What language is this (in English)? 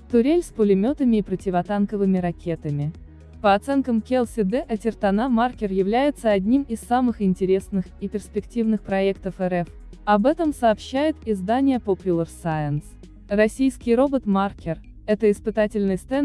Russian